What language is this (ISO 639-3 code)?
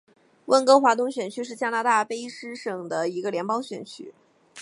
zho